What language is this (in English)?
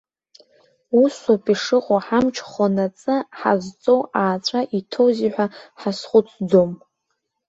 Abkhazian